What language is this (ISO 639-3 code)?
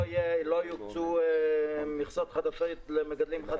heb